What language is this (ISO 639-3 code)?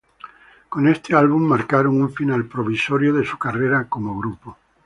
spa